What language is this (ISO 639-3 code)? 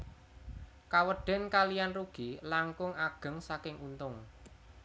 jav